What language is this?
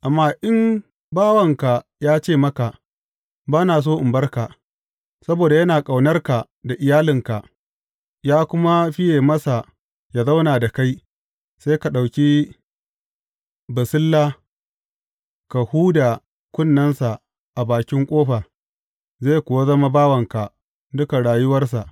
Hausa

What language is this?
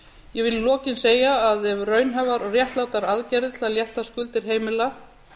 Icelandic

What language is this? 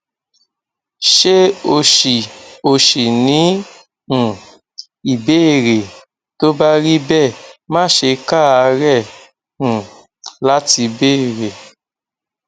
Yoruba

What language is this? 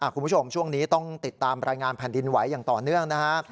Thai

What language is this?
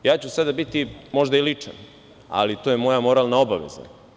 Serbian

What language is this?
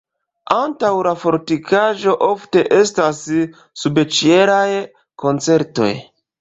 Esperanto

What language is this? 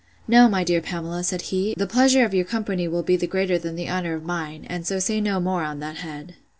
English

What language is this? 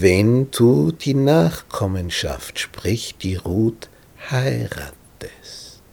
German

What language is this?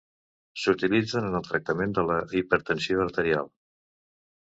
Catalan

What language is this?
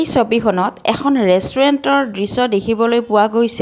Assamese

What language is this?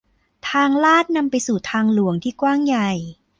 Thai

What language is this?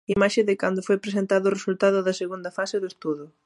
Galician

